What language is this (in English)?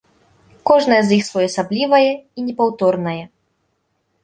Belarusian